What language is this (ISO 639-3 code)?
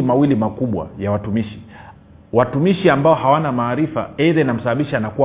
swa